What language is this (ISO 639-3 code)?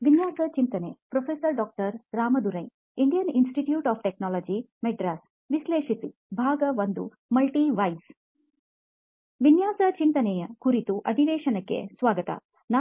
kan